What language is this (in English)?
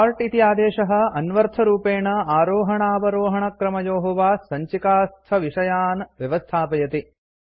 Sanskrit